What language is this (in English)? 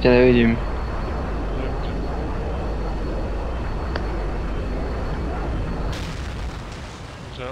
Czech